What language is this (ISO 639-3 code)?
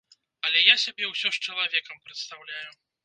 bel